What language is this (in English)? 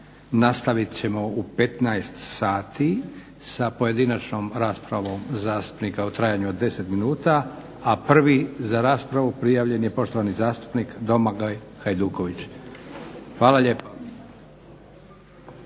Croatian